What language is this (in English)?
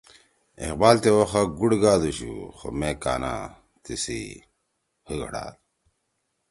Torwali